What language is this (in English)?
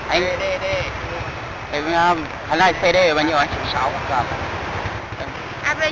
Vietnamese